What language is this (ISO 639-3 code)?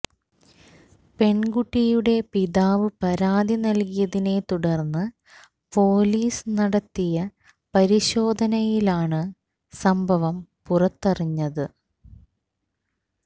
mal